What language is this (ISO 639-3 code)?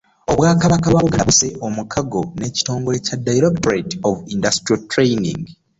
lug